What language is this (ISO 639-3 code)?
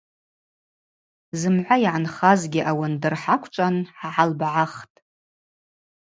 abq